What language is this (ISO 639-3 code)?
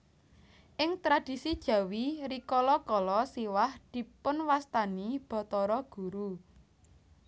jav